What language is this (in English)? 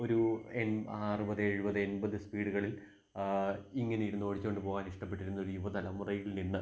Malayalam